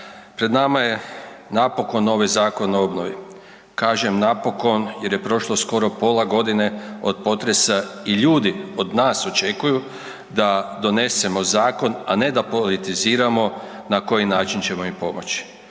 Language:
Croatian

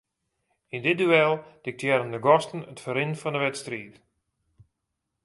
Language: Western Frisian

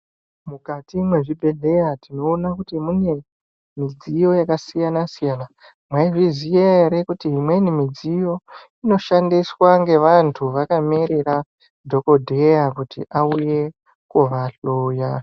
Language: Ndau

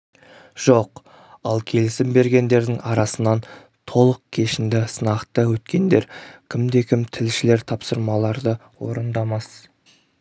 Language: Kazakh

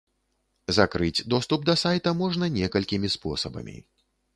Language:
Belarusian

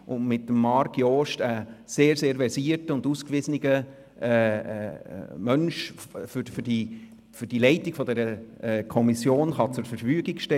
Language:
Swiss German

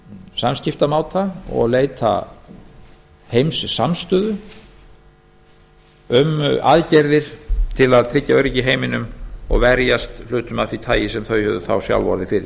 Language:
Icelandic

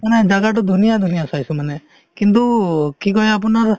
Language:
Assamese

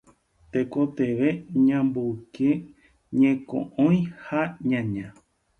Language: Guarani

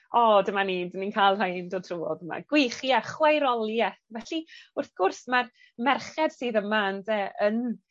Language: Welsh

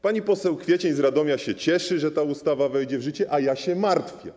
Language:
Polish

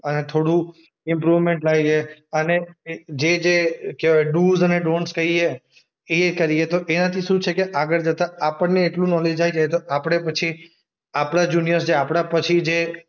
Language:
Gujarati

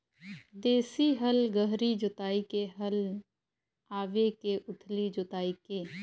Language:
Chhattisgarhi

